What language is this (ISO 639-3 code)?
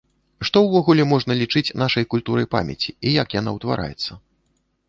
bel